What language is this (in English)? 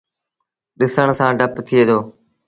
Sindhi Bhil